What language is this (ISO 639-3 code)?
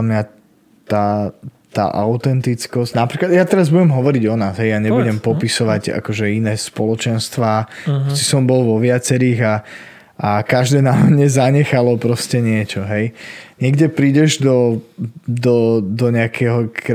slk